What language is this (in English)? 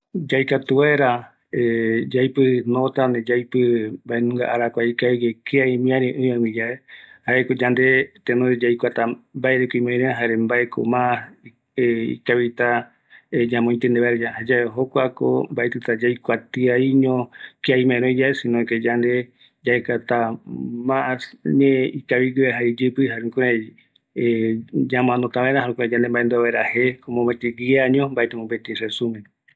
Eastern Bolivian Guaraní